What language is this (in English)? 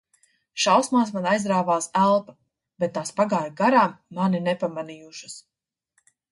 Latvian